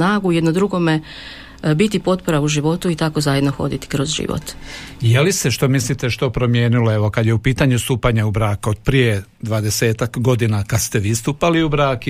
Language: Croatian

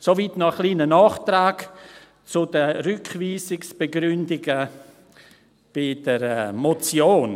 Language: Swiss German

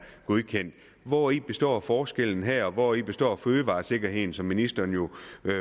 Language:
Danish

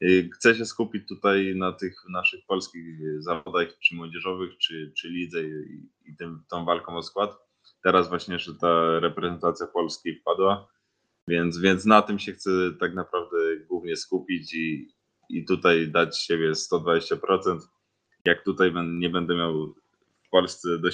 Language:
Polish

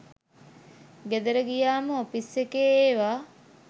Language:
Sinhala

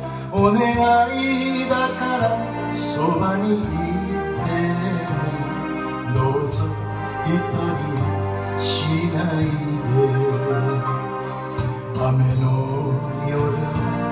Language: Greek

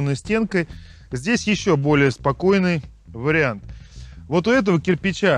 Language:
Russian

